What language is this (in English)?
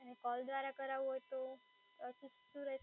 Gujarati